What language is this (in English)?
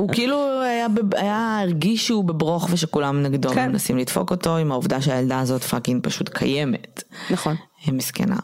Hebrew